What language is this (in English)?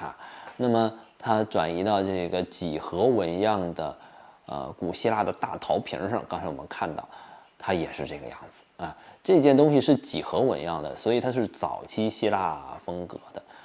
Chinese